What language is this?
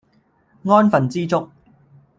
Cantonese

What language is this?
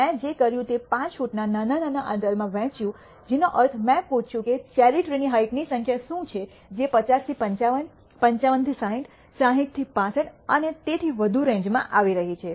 Gujarati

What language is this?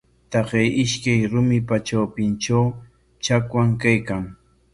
Corongo Ancash Quechua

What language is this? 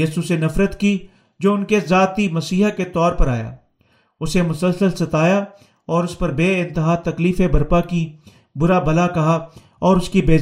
Urdu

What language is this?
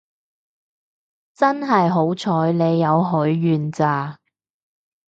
Cantonese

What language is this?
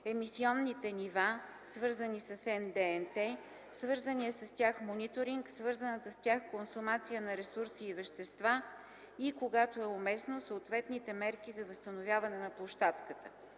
Bulgarian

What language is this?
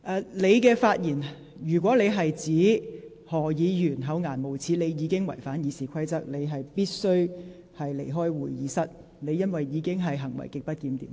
Cantonese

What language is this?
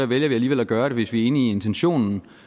Danish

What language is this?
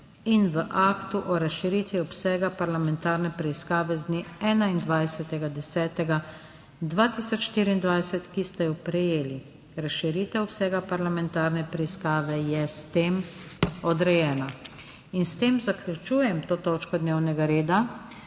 Slovenian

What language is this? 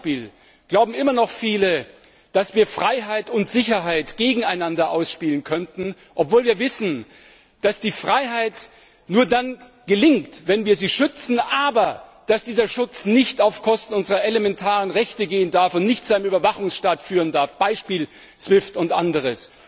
German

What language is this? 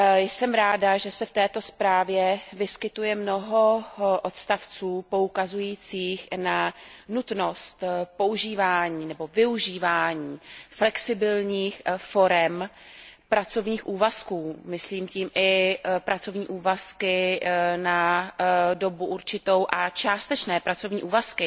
Czech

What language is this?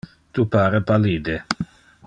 Interlingua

